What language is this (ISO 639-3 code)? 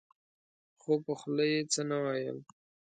pus